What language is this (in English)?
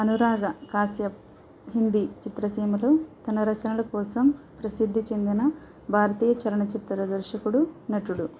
Telugu